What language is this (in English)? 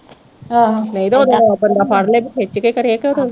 Punjabi